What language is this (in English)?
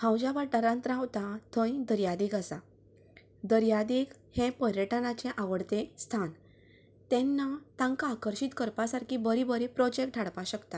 Konkani